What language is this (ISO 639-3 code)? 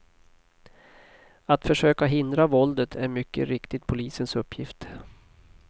swe